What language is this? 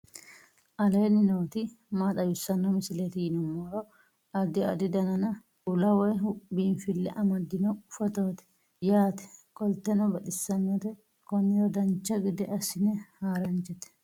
Sidamo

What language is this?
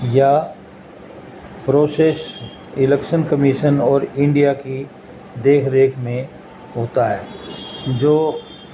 Urdu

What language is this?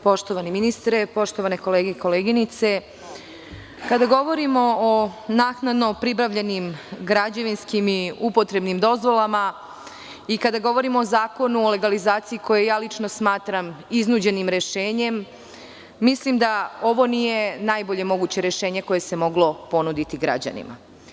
Serbian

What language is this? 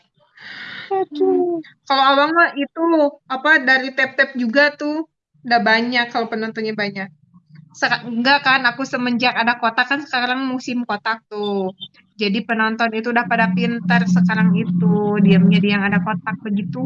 Indonesian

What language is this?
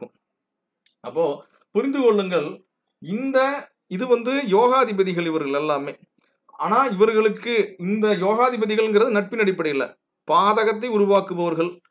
Dutch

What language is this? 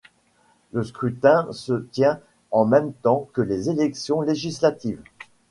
French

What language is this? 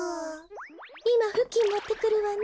Japanese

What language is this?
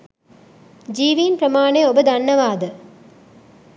Sinhala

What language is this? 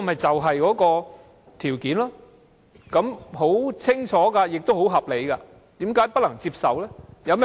Cantonese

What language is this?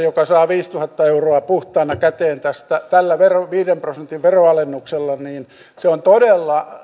Finnish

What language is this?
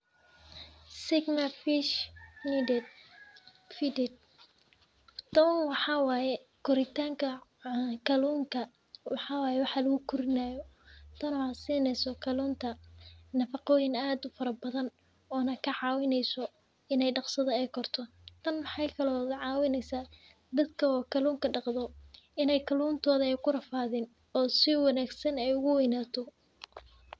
Somali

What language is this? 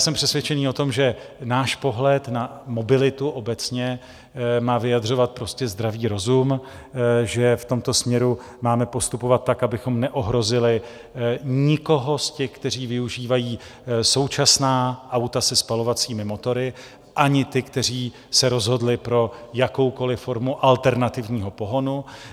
Czech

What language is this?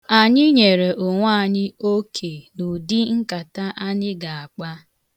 Igbo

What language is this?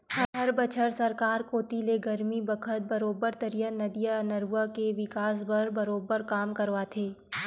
Chhattisgarhi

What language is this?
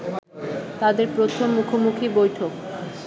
Bangla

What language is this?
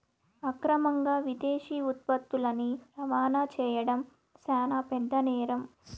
Telugu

